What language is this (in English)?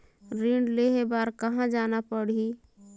Chhattisgarhi